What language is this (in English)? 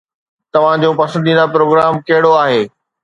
Sindhi